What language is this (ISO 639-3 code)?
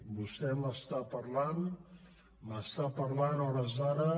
cat